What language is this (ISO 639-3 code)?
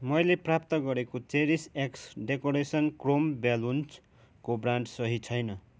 nep